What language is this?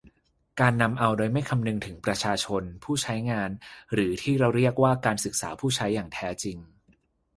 Thai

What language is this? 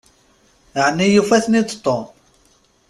Kabyle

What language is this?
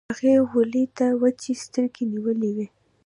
Pashto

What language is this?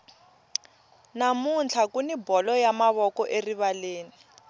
Tsonga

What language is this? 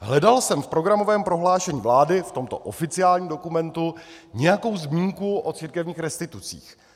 Czech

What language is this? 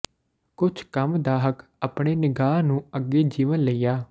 Punjabi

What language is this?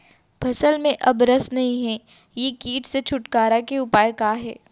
Chhattisgarhi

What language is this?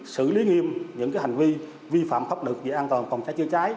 Vietnamese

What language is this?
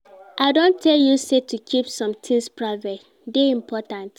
Nigerian Pidgin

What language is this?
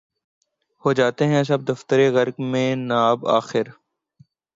Urdu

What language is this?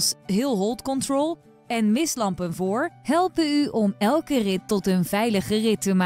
Dutch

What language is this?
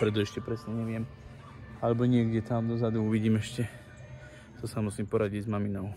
Czech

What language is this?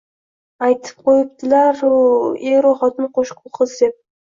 Uzbek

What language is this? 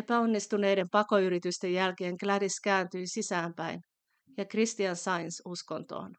Finnish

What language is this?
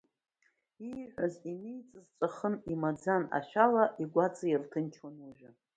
Abkhazian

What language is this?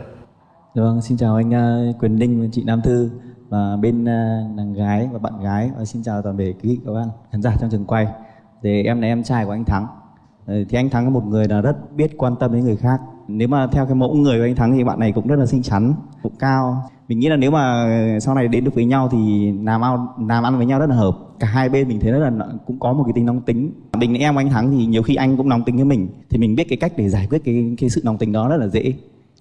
Vietnamese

